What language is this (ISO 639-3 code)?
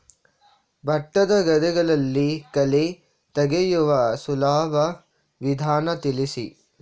kan